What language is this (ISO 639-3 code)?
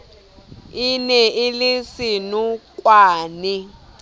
sot